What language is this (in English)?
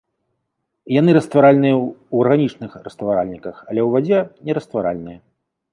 Belarusian